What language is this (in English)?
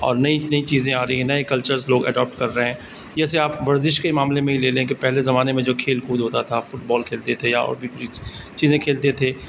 Urdu